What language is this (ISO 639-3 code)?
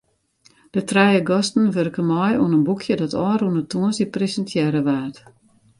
fry